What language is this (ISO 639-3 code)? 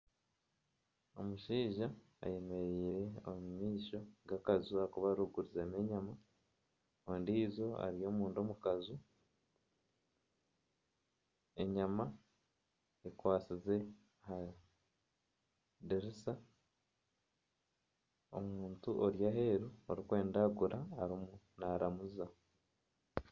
nyn